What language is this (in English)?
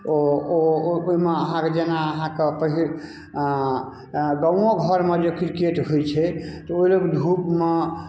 Maithili